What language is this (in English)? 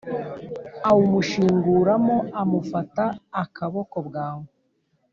Kinyarwanda